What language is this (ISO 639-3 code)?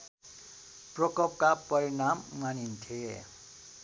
nep